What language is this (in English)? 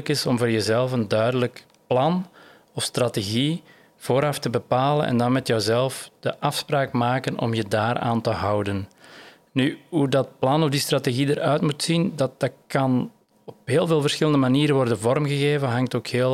Dutch